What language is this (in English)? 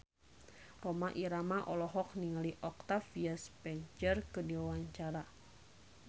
Sundanese